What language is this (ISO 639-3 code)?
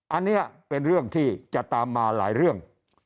tha